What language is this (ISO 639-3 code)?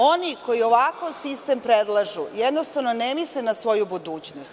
srp